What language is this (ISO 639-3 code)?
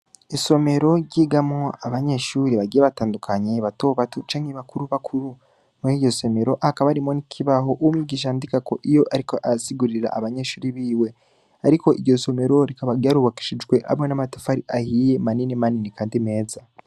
run